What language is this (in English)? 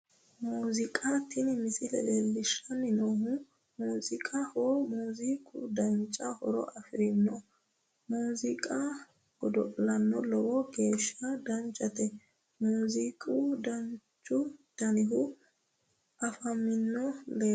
Sidamo